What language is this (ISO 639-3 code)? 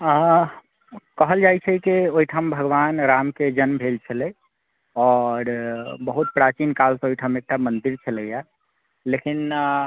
mai